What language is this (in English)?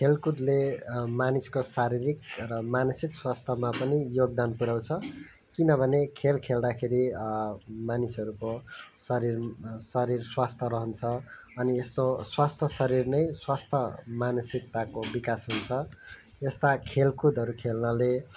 Nepali